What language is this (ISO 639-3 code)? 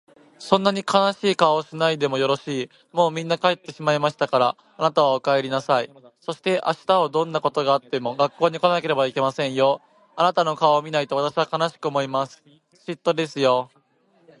jpn